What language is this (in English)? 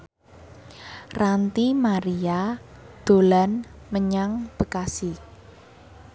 Javanese